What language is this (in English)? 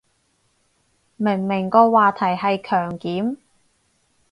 Cantonese